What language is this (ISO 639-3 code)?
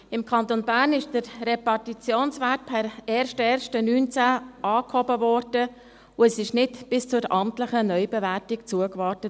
gsw